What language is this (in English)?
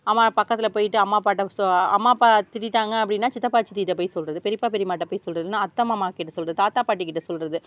Tamil